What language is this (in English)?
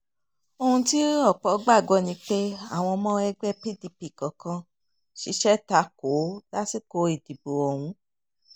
Yoruba